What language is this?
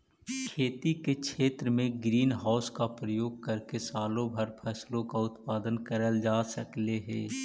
Magahi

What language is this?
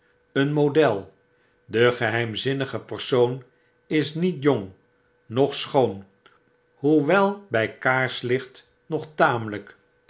Dutch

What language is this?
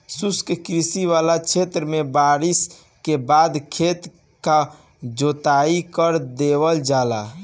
Bhojpuri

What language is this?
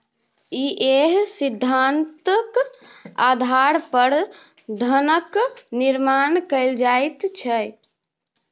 Maithili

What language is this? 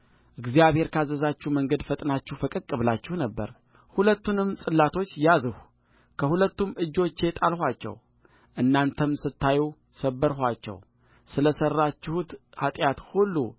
Amharic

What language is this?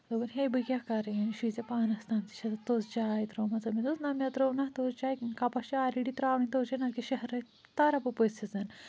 Kashmiri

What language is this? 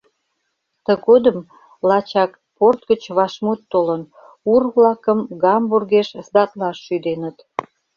Mari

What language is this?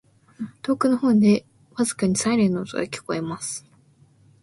Japanese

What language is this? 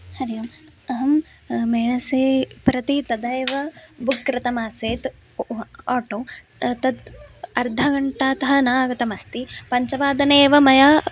Sanskrit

